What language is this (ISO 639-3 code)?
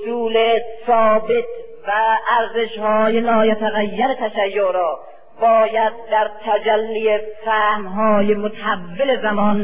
fas